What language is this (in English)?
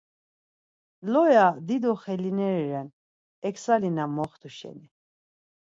Laz